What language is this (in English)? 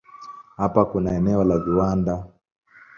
Swahili